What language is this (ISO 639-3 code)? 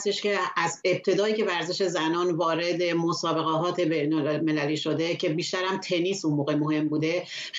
fas